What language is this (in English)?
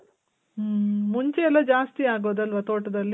Kannada